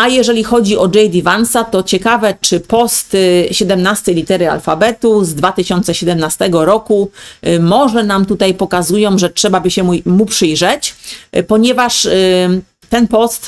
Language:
Polish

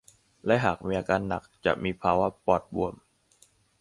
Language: Thai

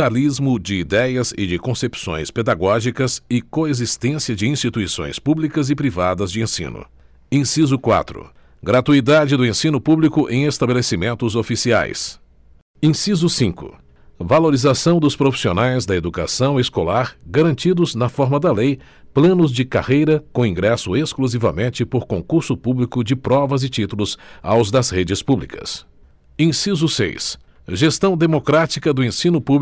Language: Portuguese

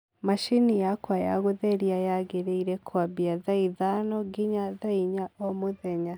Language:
Kikuyu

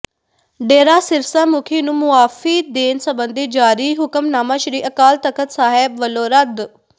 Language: Punjabi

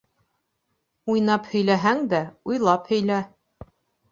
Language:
Bashkir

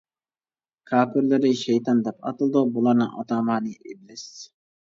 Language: Uyghur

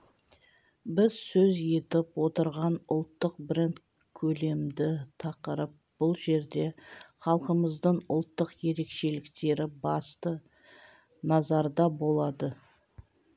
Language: Kazakh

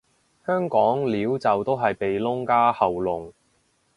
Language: Cantonese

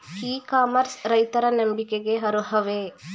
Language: Kannada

